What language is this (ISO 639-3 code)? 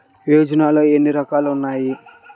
tel